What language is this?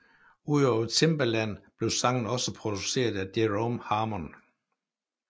Danish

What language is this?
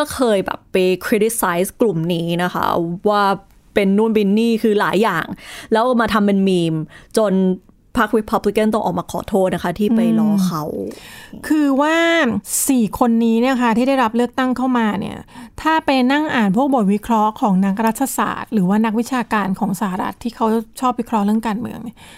Thai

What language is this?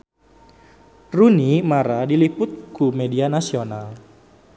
Sundanese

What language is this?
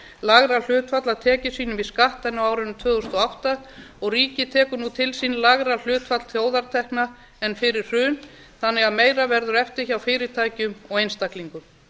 Icelandic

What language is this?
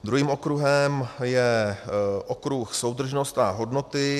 Czech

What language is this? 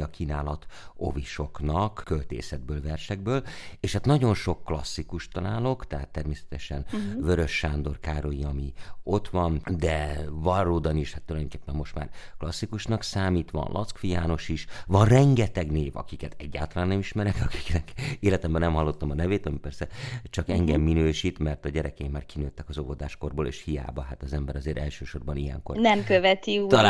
Hungarian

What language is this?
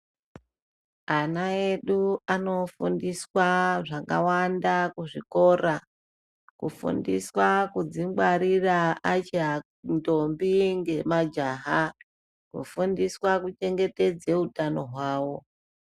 Ndau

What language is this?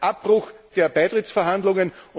German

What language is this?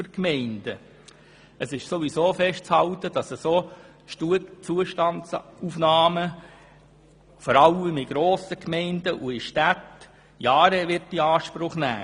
Swiss German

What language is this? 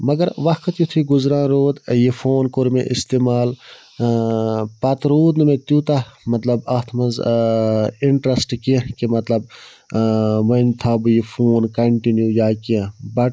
Kashmiri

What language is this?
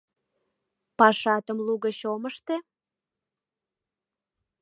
Mari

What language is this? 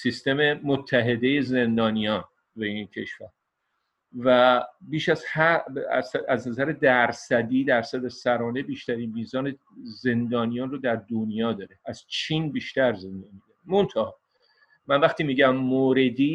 Persian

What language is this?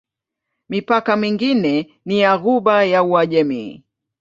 Swahili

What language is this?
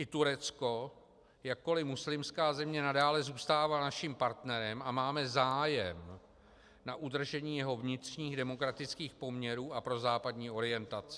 Czech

